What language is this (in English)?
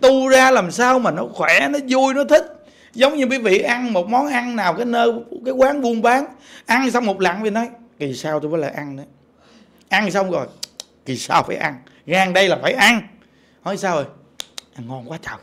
Vietnamese